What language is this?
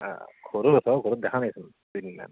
Assamese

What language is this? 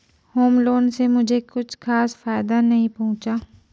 Hindi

